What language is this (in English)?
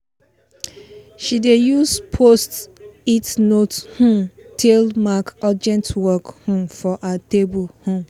Nigerian Pidgin